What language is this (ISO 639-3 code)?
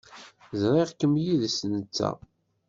kab